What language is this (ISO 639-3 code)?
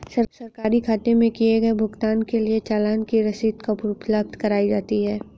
hin